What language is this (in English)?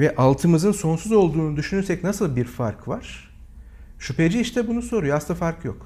Turkish